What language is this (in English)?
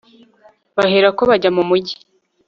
Kinyarwanda